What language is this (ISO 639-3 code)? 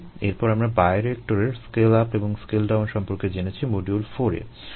ben